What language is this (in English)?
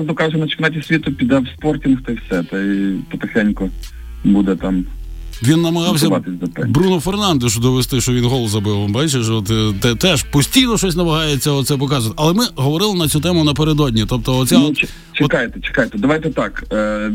Ukrainian